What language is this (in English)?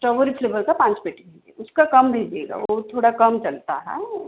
Hindi